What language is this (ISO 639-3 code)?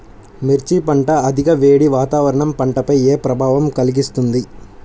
tel